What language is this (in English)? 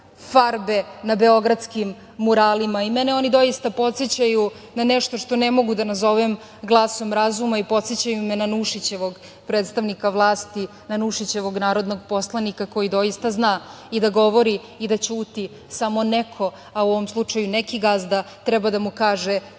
Serbian